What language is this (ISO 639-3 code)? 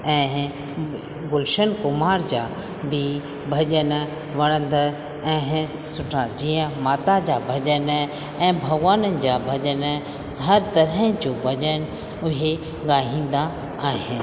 snd